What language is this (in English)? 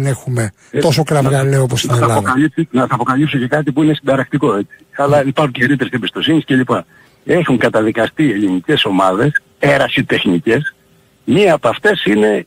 Greek